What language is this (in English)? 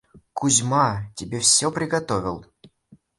Russian